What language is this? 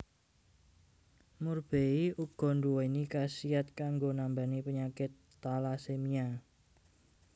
Javanese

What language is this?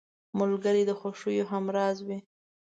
Pashto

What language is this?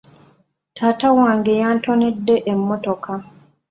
Ganda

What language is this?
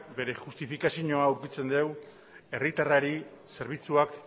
Basque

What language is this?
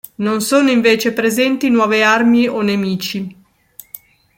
Italian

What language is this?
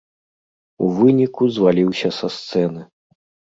Belarusian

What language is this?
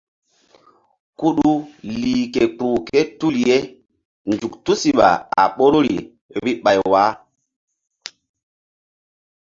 Mbum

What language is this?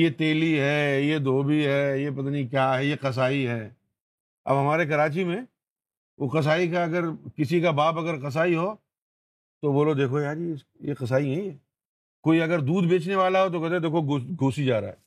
Urdu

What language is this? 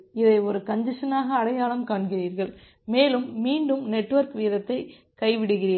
Tamil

